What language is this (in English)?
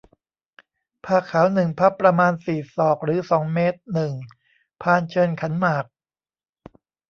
Thai